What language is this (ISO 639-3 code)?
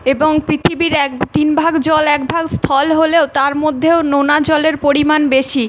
ben